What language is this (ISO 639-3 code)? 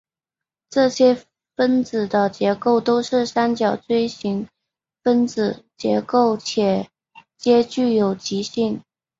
zho